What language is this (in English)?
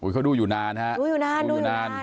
Thai